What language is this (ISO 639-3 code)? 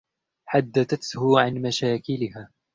ara